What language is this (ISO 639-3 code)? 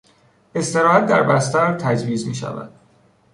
fas